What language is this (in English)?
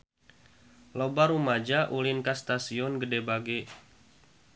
Sundanese